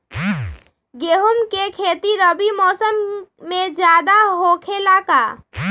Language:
Magahi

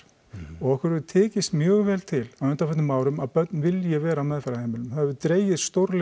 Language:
Icelandic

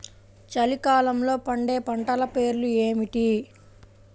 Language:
Telugu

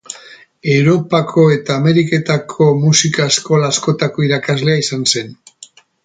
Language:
Basque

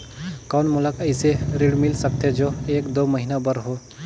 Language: Chhattisgarhi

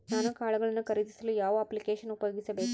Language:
Kannada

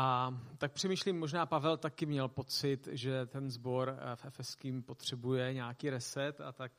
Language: Czech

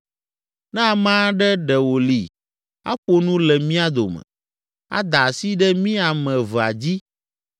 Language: Ewe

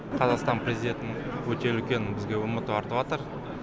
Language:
Kazakh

